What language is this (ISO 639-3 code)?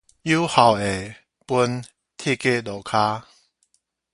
nan